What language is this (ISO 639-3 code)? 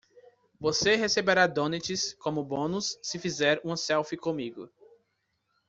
por